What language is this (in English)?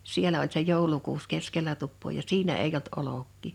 Finnish